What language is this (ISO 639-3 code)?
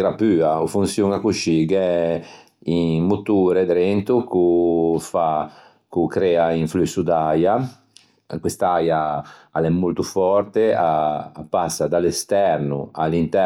lij